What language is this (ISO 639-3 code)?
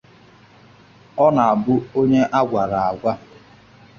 ibo